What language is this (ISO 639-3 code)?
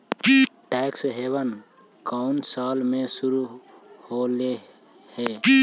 mag